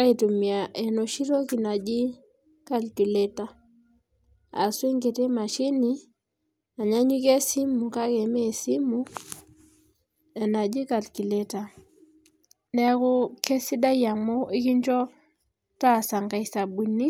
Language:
Masai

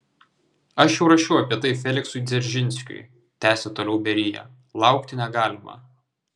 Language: Lithuanian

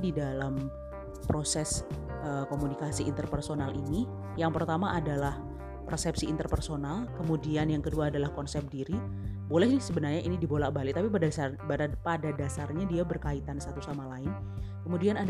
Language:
Indonesian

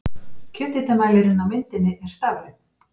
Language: Icelandic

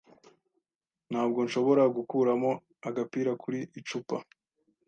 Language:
Kinyarwanda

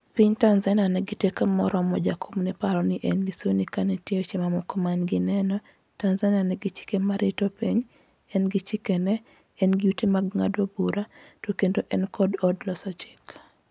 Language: Luo (Kenya and Tanzania)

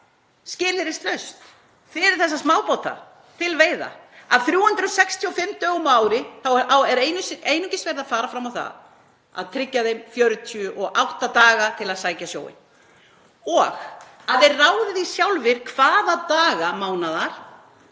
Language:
Icelandic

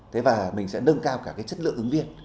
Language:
Vietnamese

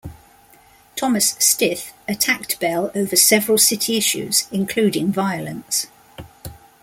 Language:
English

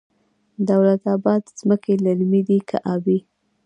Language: Pashto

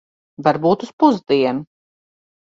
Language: Latvian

